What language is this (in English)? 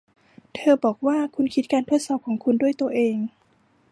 Thai